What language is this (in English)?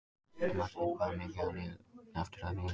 Icelandic